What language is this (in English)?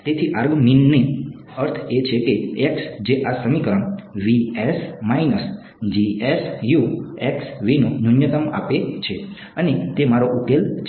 Gujarati